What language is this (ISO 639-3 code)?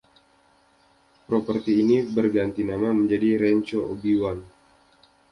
ind